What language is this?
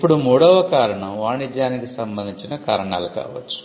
Telugu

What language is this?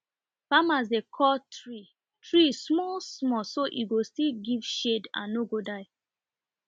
Nigerian Pidgin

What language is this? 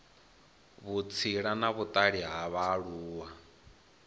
Venda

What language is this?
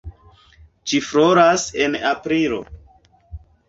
Esperanto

